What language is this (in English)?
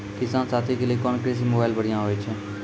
Maithili